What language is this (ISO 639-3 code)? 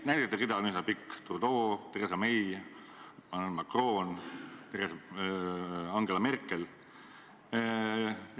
est